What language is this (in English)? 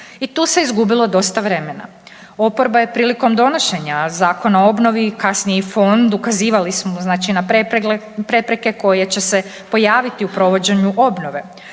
Croatian